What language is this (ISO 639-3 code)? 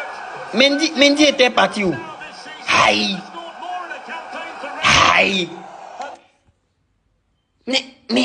fra